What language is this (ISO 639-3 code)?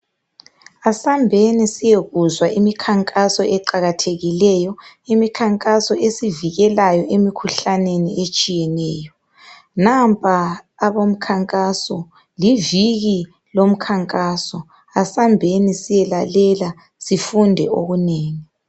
nde